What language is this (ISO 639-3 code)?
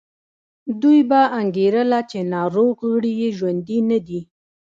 pus